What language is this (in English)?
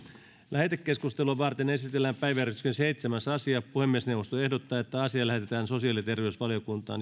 Finnish